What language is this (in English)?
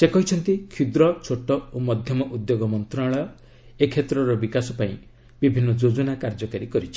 Odia